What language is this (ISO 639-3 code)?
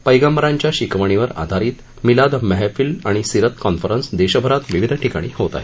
mar